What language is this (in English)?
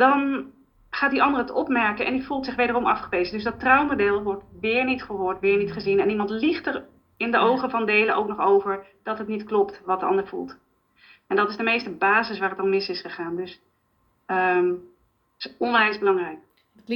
Dutch